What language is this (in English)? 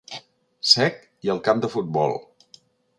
Catalan